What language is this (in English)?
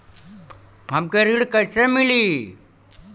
Bhojpuri